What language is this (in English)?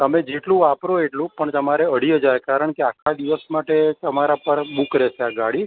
Gujarati